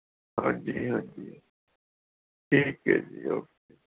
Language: Punjabi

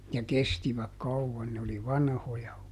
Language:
Finnish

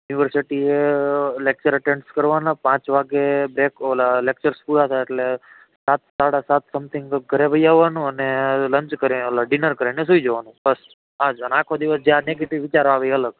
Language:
Gujarati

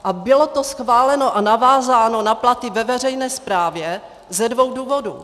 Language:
Czech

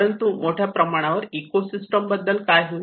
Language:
Marathi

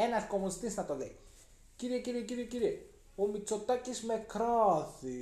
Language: Greek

